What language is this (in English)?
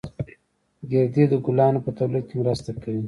Pashto